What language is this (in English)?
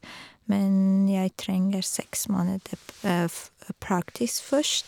Norwegian